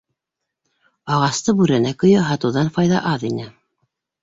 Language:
Bashkir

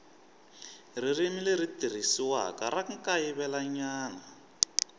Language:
Tsonga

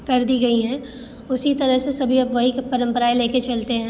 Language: Hindi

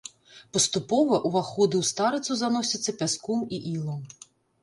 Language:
Belarusian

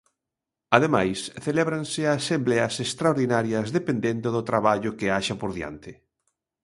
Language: Galician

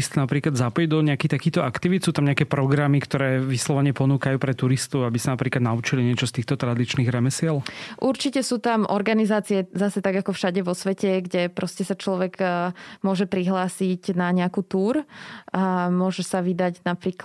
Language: Slovak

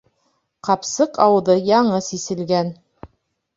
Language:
Bashkir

